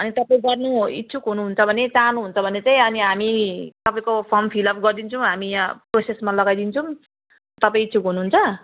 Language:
Nepali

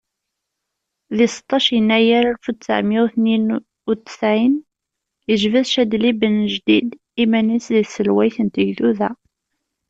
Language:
Kabyle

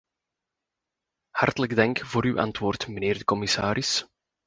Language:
Dutch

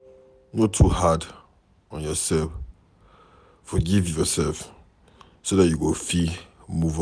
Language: Nigerian Pidgin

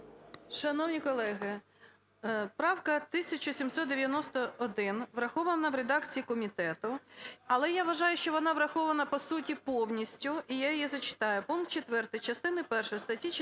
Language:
Ukrainian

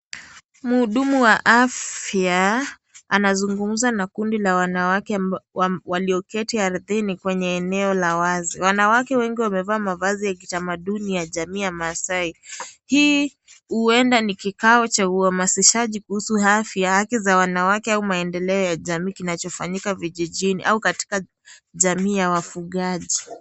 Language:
Swahili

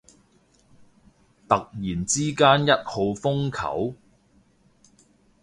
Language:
Cantonese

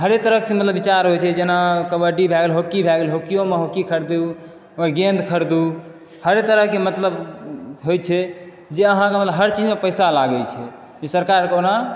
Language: Maithili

